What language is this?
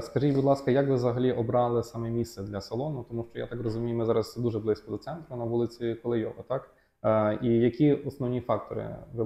Ukrainian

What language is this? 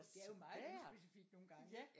Danish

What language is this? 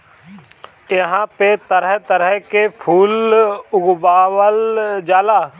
Bhojpuri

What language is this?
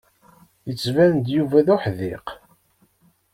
Kabyle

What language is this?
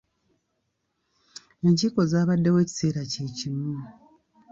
Ganda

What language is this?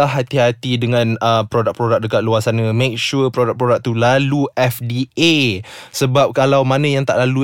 Malay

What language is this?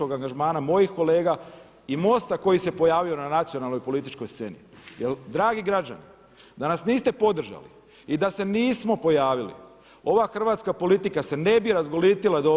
Croatian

